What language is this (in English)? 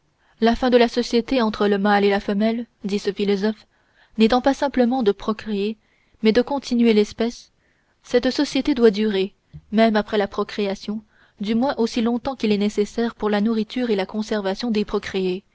French